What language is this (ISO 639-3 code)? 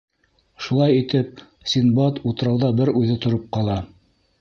bak